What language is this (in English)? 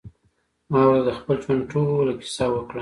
Pashto